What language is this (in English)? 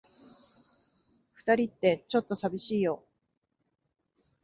Japanese